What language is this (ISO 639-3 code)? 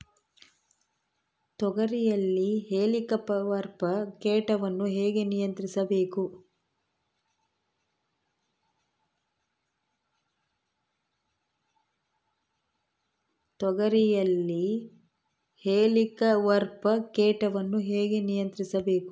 kan